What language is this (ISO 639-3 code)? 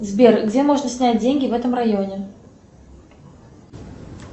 rus